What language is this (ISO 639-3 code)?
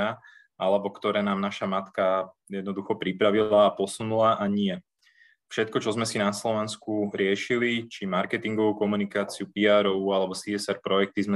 slk